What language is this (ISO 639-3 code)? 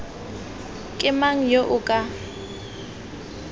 tsn